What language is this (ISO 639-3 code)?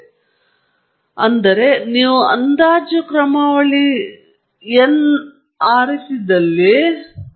kan